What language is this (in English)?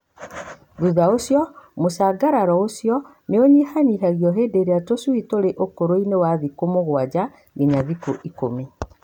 Kikuyu